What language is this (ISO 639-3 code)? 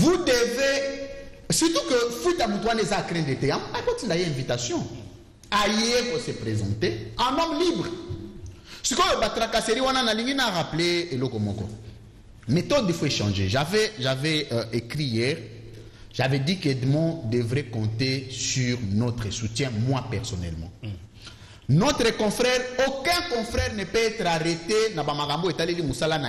fra